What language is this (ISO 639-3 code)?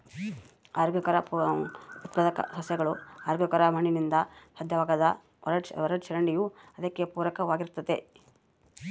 kan